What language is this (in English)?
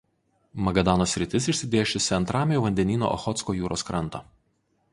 Lithuanian